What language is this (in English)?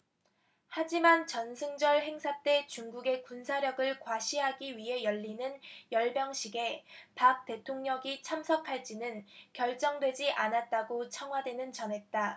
Korean